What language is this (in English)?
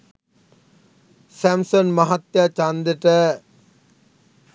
Sinhala